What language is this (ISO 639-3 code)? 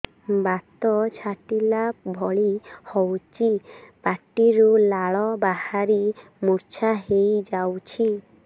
ori